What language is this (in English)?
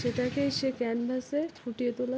Bangla